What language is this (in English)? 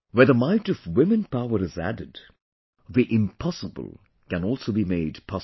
English